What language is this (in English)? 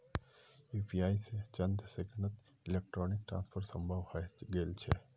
Magahi